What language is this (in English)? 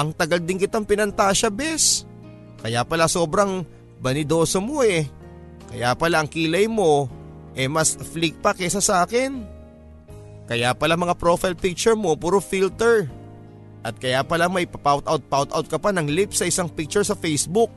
Filipino